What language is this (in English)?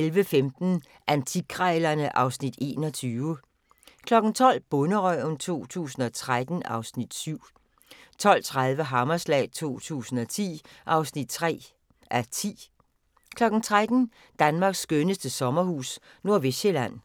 Danish